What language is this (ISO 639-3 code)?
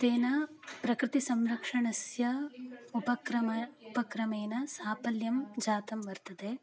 san